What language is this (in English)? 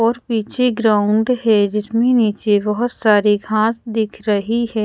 Hindi